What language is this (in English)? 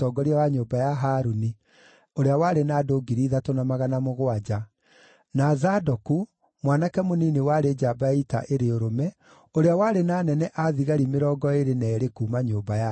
Kikuyu